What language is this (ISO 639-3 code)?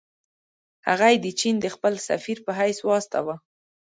pus